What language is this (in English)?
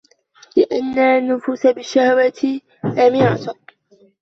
Arabic